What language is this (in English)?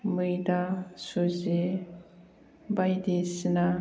Bodo